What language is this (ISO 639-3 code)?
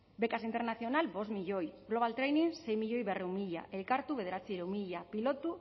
eus